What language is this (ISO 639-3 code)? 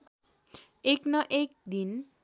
nep